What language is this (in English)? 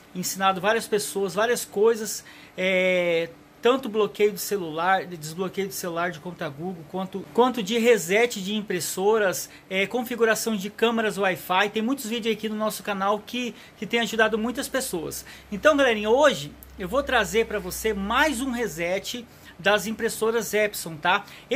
Portuguese